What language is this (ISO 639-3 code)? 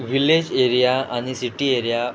kok